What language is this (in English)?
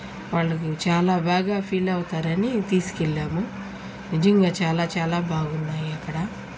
Telugu